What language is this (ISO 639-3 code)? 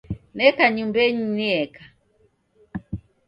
dav